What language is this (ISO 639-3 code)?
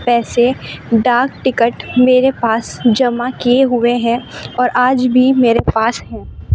urd